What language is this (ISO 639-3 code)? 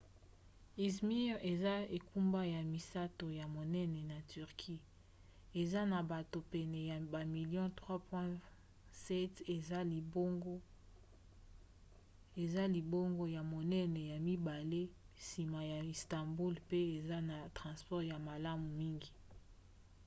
lin